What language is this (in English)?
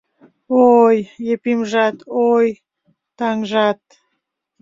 Mari